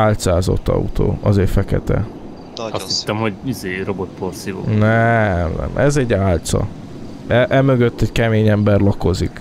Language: Hungarian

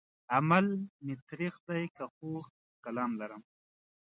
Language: Pashto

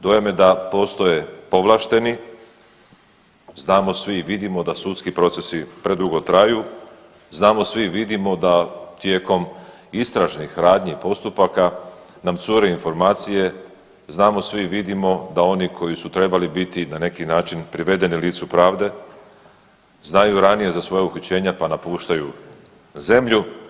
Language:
Croatian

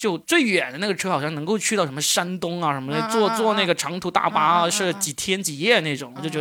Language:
Chinese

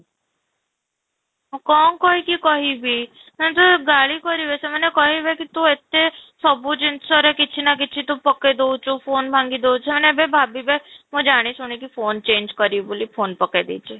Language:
Odia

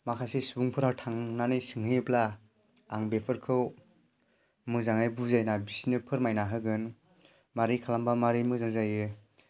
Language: Bodo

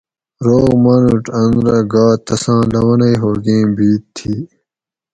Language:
Gawri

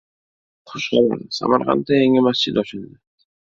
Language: Uzbek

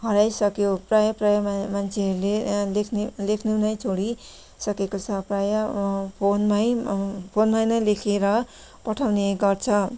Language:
Nepali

